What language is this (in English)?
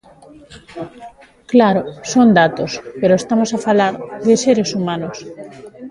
Galician